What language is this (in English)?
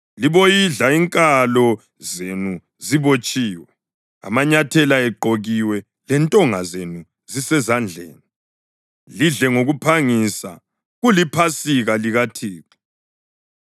North Ndebele